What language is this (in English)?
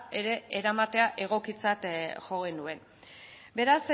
Basque